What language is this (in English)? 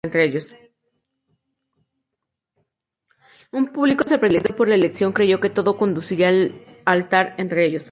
Spanish